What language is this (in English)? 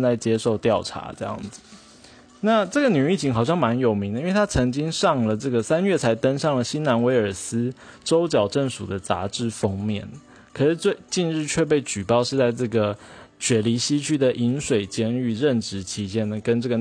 Chinese